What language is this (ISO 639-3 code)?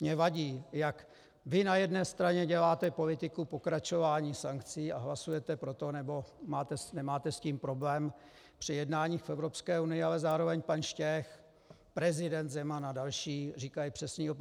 ces